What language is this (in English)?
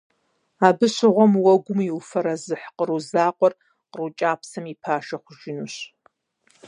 Kabardian